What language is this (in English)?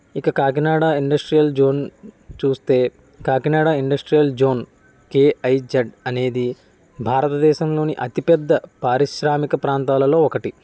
Telugu